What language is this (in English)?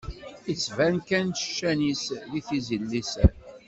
Kabyle